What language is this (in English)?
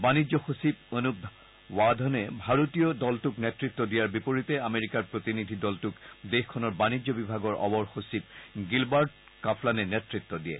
Assamese